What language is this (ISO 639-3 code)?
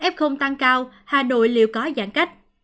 vie